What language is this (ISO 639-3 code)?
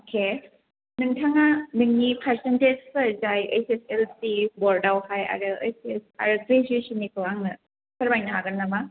brx